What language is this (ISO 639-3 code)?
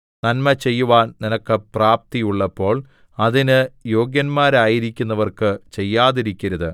mal